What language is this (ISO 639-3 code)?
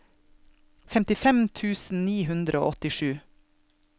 nor